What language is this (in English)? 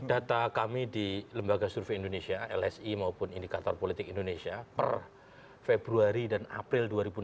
Indonesian